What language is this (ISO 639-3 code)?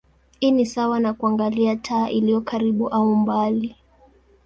swa